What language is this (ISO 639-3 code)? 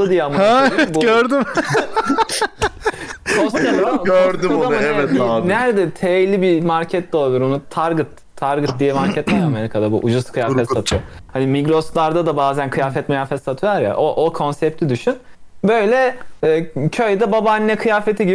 tur